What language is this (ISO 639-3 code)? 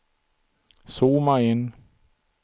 swe